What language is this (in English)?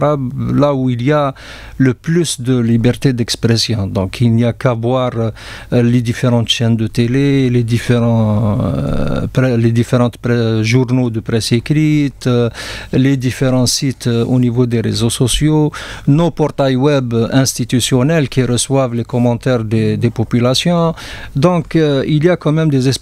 French